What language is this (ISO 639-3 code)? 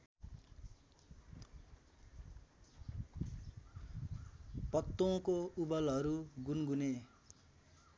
nep